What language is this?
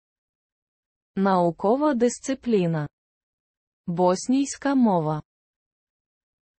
Ukrainian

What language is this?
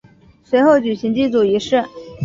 Chinese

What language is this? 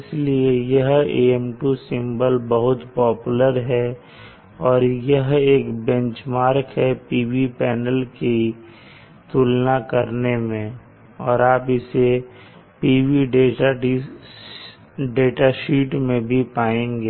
Hindi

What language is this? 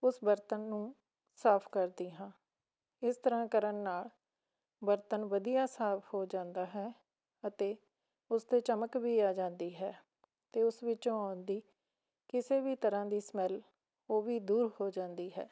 Punjabi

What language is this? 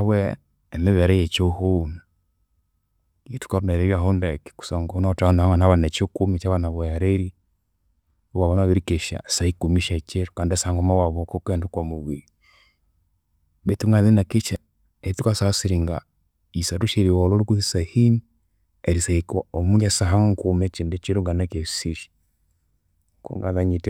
Konzo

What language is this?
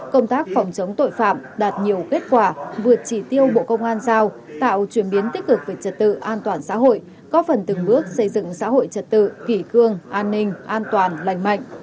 Vietnamese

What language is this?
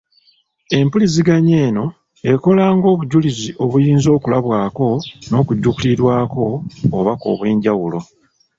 Ganda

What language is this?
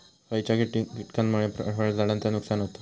Marathi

